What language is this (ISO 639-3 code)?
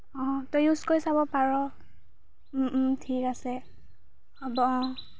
asm